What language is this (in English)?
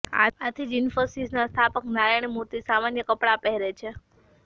Gujarati